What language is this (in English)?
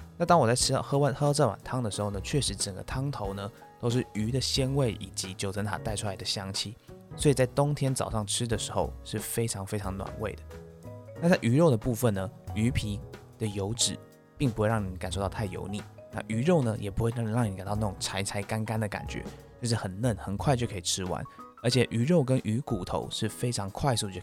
Chinese